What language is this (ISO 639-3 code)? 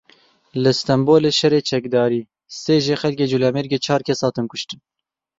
kur